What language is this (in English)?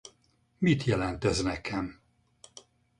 Hungarian